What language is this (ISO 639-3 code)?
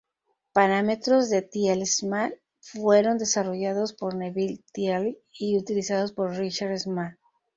spa